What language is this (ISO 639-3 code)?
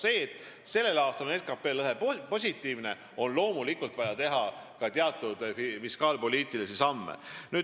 est